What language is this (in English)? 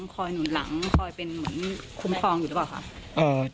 Thai